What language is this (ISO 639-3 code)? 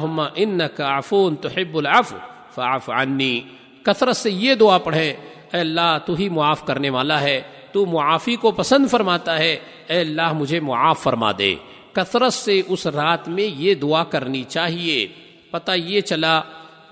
urd